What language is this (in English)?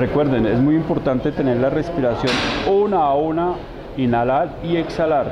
Spanish